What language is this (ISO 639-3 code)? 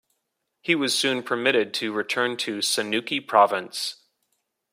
eng